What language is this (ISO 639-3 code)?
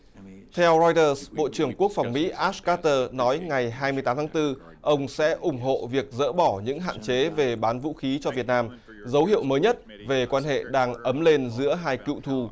vie